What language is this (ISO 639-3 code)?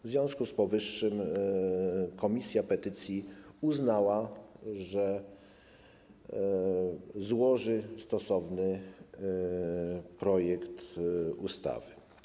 pol